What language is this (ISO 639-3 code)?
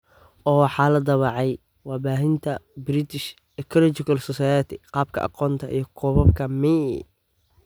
som